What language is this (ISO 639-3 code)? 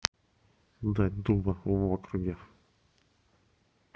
rus